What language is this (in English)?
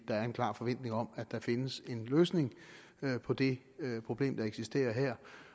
Danish